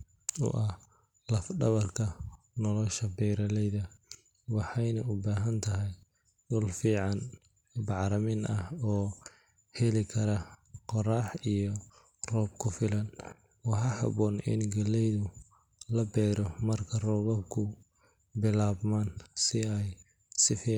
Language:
Somali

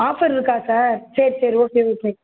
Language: Tamil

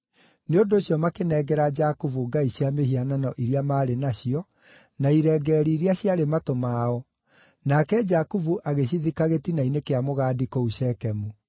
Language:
Kikuyu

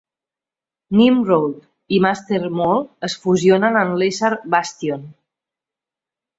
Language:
Catalan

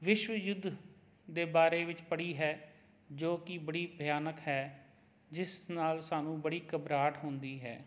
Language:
Punjabi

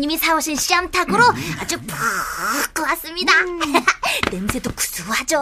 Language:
Korean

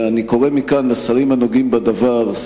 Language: Hebrew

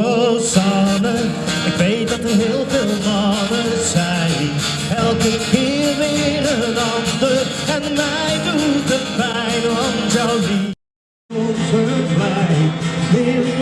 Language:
Dutch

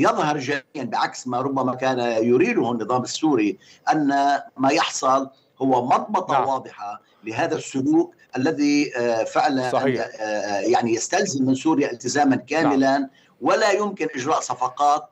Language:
Arabic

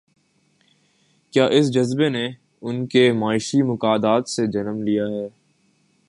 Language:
Urdu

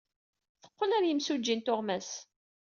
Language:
Kabyle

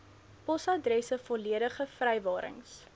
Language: Afrikaans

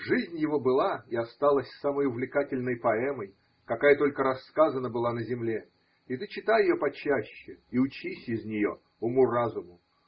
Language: Russian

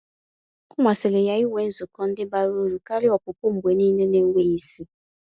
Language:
Igbo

